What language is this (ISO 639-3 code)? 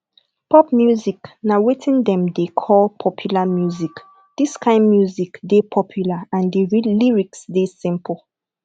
pcm